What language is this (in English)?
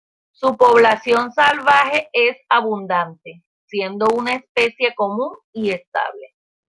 Spanish